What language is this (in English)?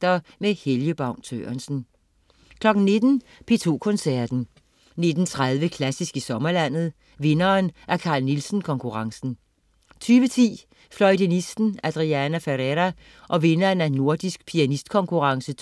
Danish